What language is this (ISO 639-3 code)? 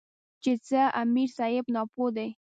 pus